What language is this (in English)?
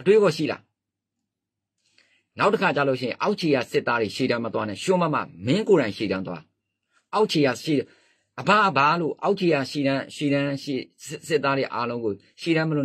Thai